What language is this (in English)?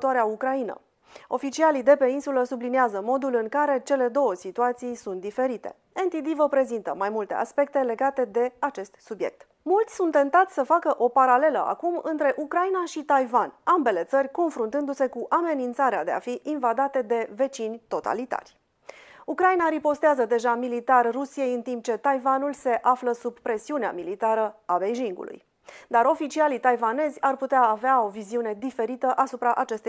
Romanian